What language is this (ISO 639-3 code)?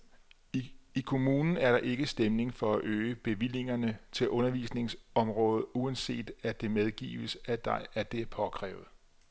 dan